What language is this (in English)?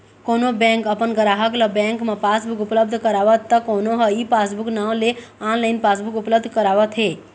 Chhattisgarhi